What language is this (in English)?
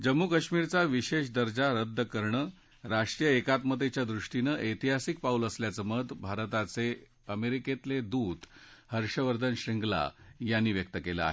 Marathi